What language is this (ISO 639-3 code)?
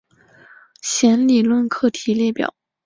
zho